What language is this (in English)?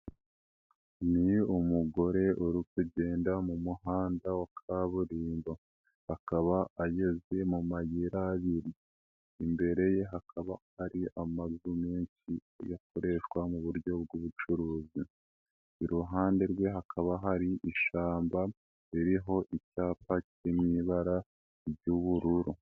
Kinyarwanda